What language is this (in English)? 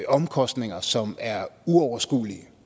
Danish